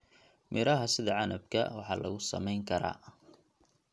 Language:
Somali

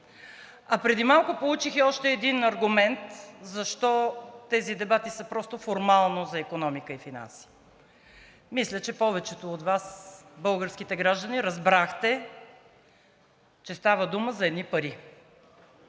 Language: Bulgarian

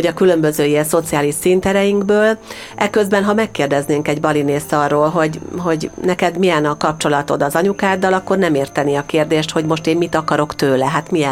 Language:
Hungarian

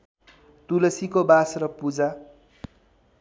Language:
Nepali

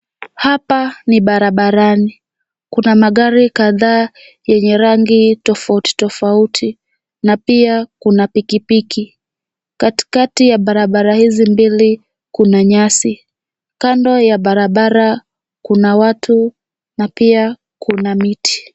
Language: Swahili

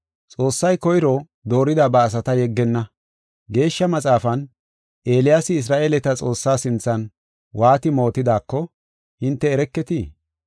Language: Gofa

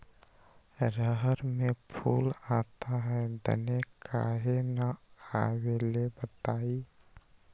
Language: Magahi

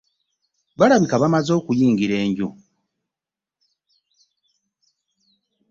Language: Ganda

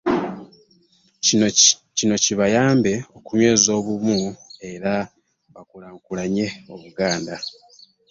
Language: Ganda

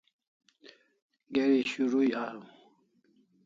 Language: Kalasha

